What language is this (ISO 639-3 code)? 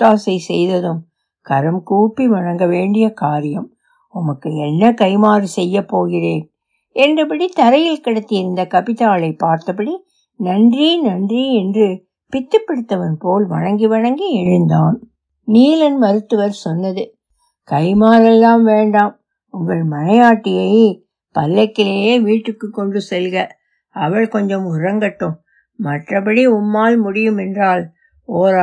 tam